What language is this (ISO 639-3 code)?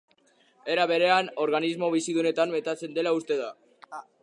eus